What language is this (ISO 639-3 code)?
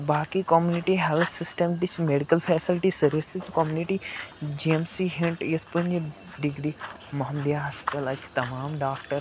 kas